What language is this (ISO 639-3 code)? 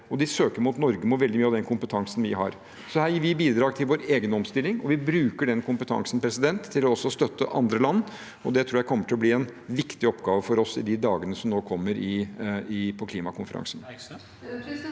nor